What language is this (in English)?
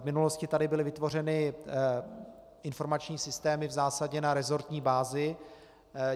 Czech